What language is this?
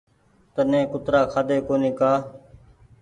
Goaria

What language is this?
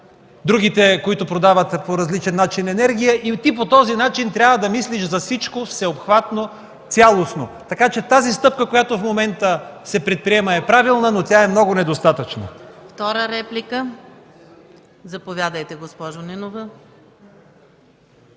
Bulgarian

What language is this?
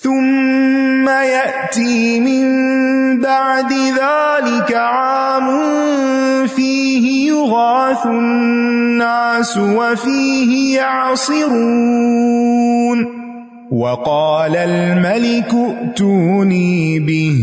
Urdu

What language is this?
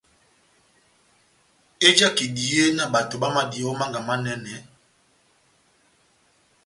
Batanga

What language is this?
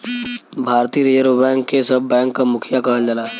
Bhojpuri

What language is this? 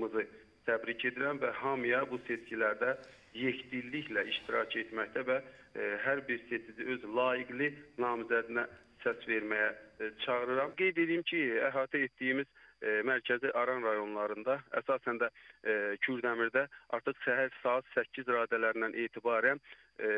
Turkish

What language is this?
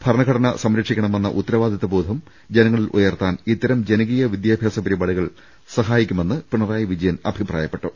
Malayalam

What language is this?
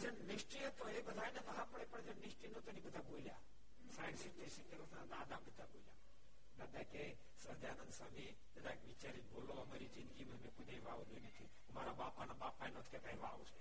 Gujarati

